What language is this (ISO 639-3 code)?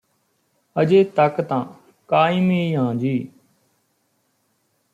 pan